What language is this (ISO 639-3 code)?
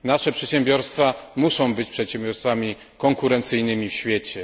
pol